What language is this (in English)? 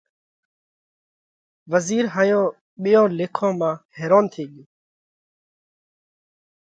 Parkari Koli